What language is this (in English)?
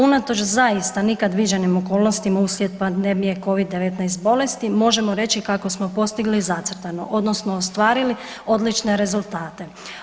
Croatian